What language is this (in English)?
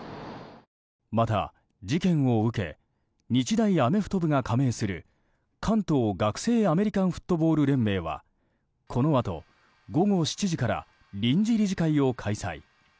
Japanese